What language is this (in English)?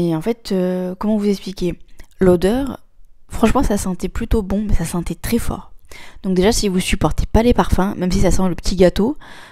French